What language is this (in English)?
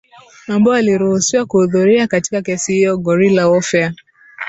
Swahili